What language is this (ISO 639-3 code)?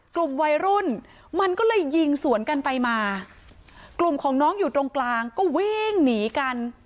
tha